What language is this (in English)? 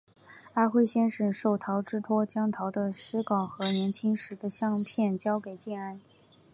Chinese